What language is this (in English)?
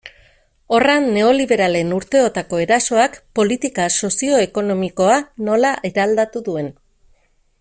Basque